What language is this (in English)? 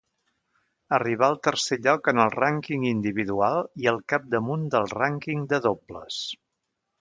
Catalan